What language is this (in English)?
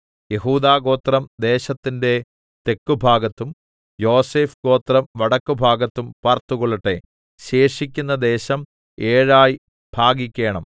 Malayalam